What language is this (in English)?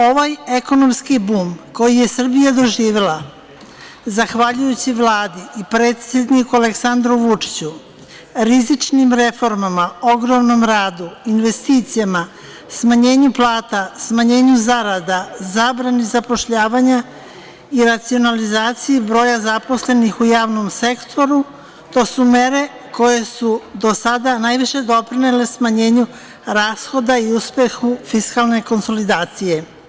Serbian